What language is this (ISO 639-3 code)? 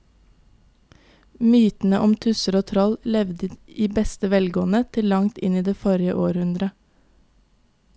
nor